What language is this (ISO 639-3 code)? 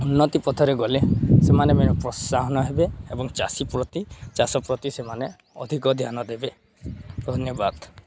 ori